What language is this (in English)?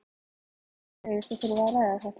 Icelandic